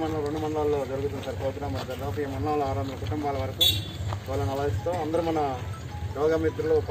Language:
Indonesian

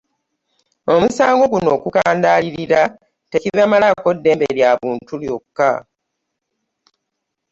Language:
Ganda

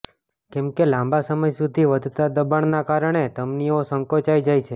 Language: Gujarati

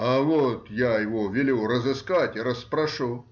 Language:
Russian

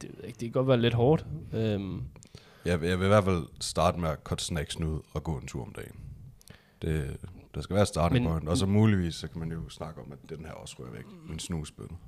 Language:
Danish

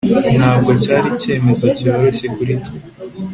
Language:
Kinyarwanda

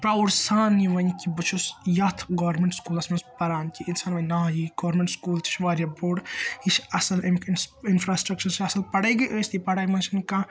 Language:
Kashmiri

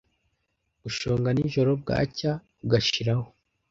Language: Kinyarwanda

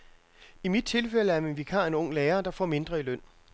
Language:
Danish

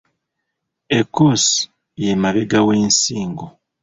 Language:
Ganda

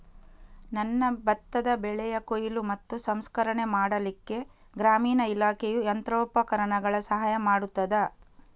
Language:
Kannada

